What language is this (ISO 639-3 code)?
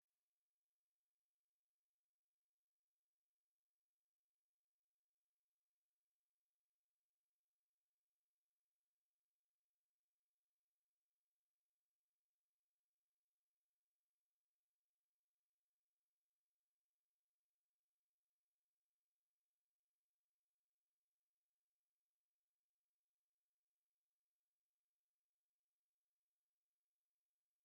kin